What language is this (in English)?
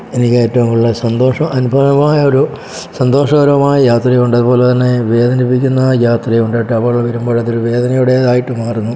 Malayalam